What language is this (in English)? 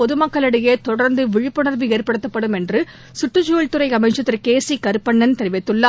Tamil